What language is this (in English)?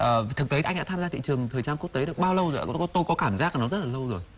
Vietnamese